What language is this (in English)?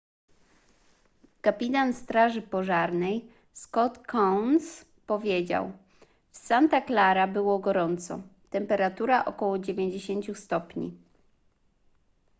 Polish